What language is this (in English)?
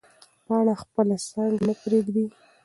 Pashto